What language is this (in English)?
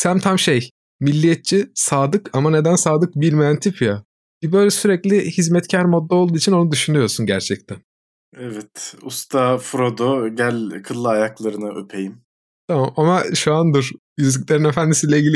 Turkish